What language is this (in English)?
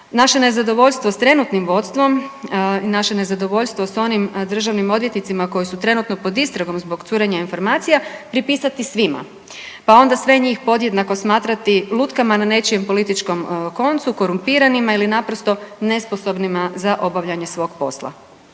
Croatian